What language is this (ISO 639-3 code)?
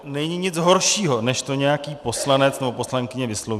ces